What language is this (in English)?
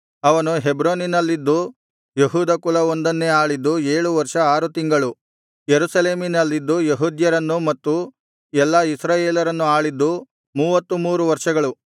Kannada